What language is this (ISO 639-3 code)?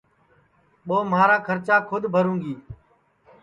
ssi